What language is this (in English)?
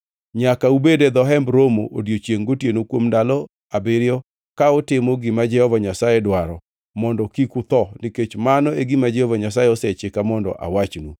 Luo (Kenya and Tanzania)